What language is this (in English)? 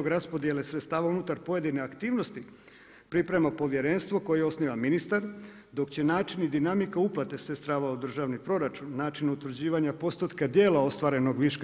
Croatian